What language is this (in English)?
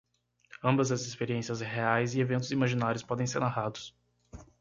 Portuguese